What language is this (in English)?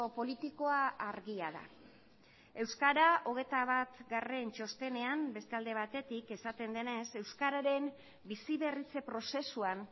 Basque